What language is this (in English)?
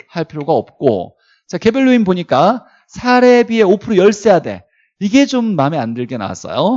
Korean